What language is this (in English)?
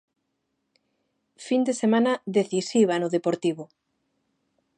Galician